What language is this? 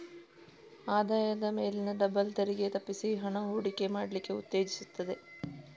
Kannada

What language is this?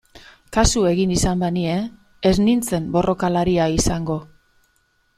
Basque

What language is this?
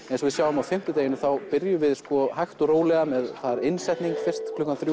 Icelandic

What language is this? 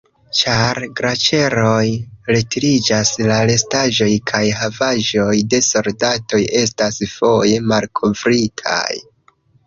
Esperanto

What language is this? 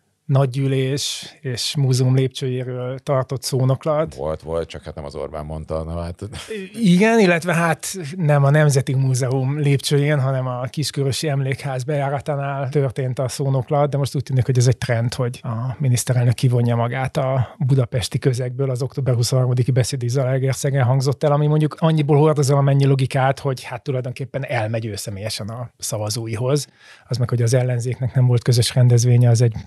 Hungarian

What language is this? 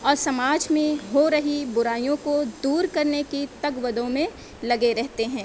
Urdu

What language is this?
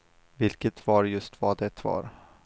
Swedish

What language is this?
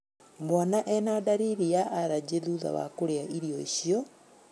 Kikuyu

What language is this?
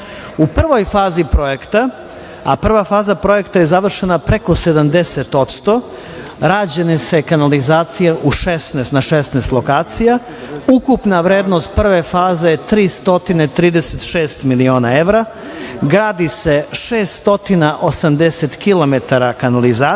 Serbian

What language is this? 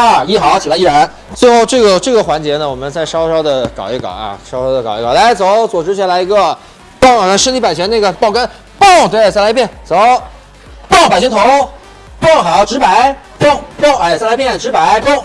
Chinese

